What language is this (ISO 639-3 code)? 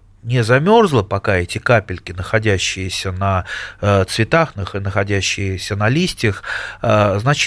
rus